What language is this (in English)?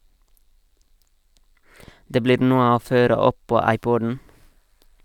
Norwegian